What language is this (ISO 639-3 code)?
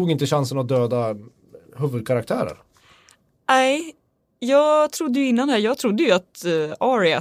swe